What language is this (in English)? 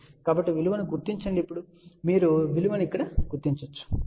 Telugu